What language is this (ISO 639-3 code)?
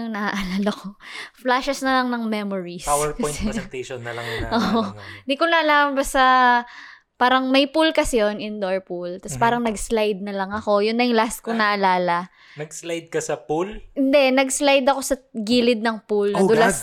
fil